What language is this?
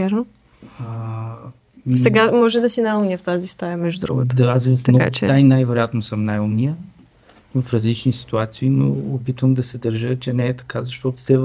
Bulgarian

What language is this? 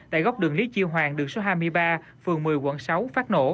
Vietnamese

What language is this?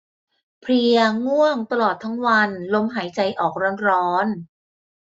Thai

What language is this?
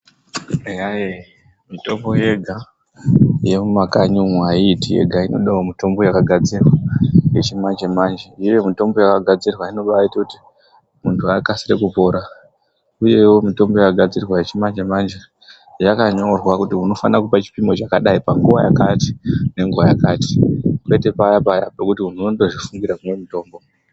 Ndau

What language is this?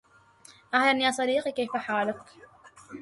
Arabic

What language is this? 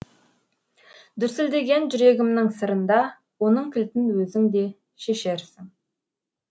Kazakh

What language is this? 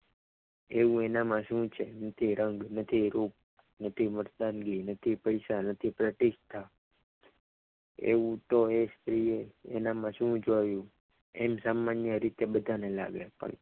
Gujarati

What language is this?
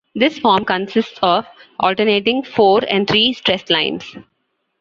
English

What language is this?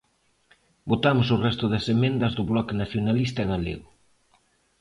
Galician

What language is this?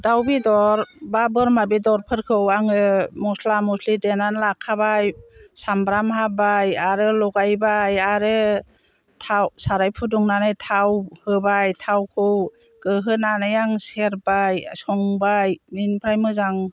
Bodo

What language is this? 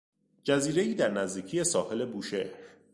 Persian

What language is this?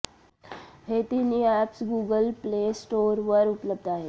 Marathi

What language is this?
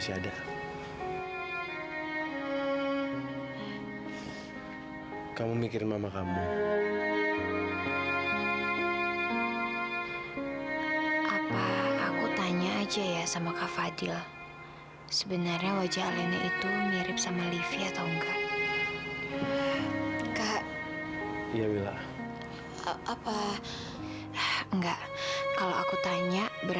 Indonesian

